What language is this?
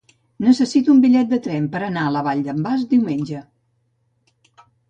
Catalan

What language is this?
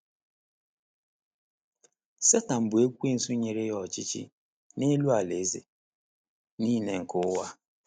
Igbo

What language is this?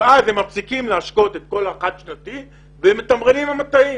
Hebrew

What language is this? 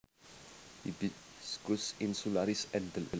Javanese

